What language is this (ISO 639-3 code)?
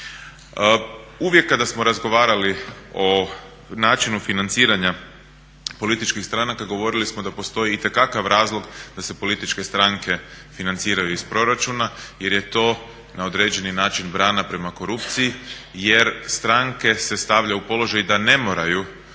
hrv